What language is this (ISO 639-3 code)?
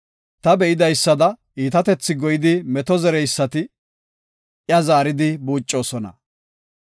gof